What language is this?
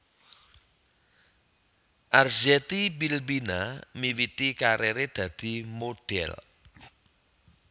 Javanese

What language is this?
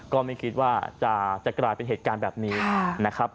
Thai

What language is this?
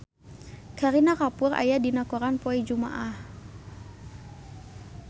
Sundanese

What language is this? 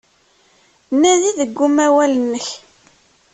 Kabyle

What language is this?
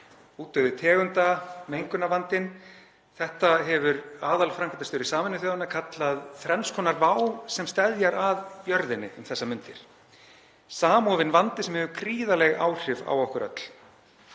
Icelandic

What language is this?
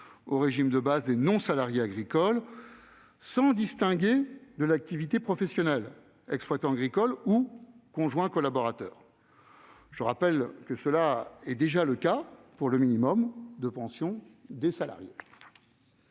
French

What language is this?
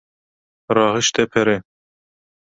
Kurdish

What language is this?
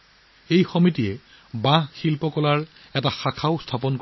Assamese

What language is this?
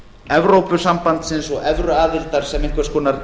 Icelandic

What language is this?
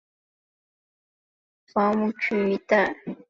Chinese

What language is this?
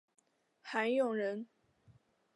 Chinese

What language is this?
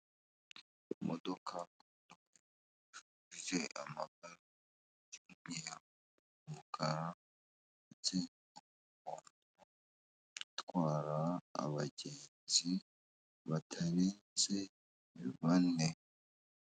Kinyarwanda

